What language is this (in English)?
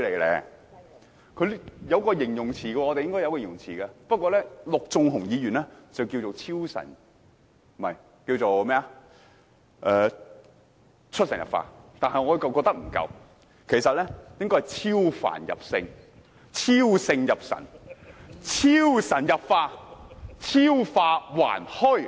Cantonese